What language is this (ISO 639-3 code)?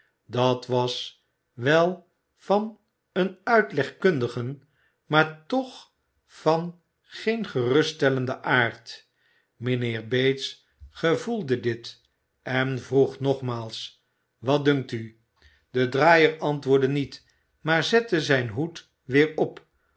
nld